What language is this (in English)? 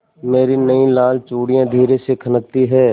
Hindi